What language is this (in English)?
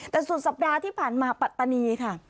Thai